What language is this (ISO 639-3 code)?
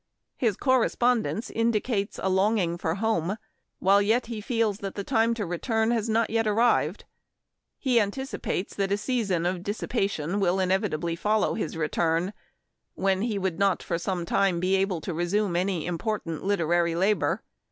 eng